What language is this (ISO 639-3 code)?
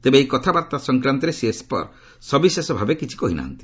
ori